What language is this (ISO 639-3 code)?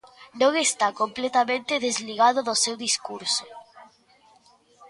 glg